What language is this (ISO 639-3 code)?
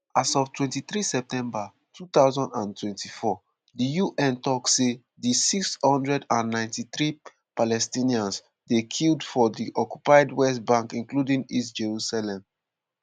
pcm